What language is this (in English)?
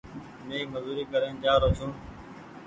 Goaria